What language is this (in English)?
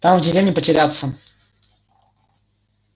Russian